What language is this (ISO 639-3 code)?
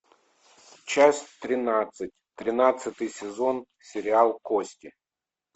rus